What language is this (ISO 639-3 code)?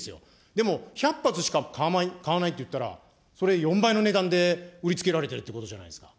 jpn